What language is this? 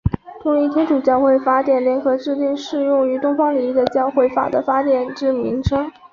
Chinese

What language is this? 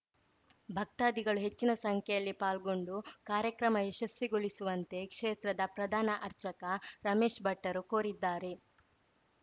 Kannada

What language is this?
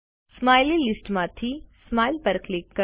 Gujarati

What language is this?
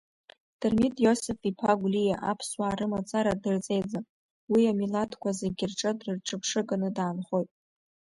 Abkhazian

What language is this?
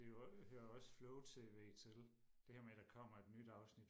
Danish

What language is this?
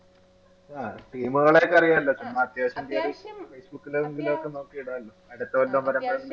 Malayalam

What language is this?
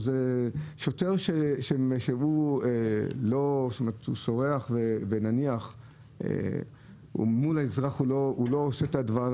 Hebrew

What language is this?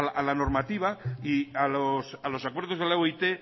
Spanish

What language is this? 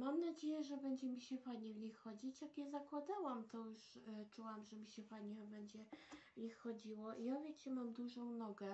Polish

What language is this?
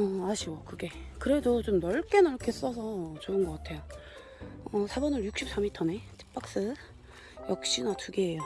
Korean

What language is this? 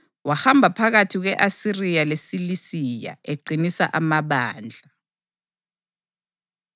North Ndebele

